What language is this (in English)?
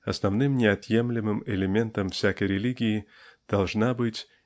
Russian